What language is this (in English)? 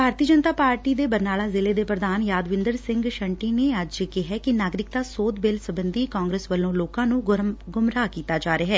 Punjabi